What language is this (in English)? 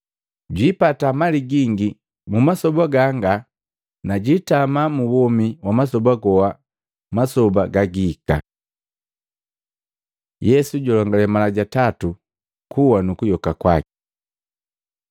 Matengo